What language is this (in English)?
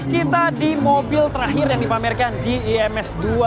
Indonesian